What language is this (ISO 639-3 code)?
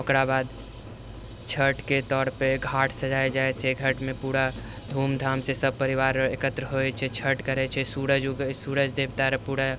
mai